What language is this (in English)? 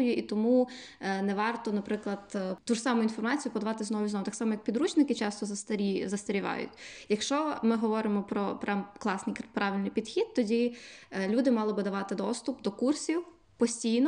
Ukrainian